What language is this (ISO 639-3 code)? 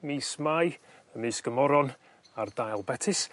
cym